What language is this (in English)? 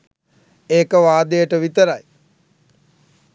Sinhala